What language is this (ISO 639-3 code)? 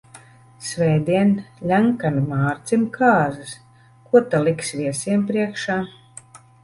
lav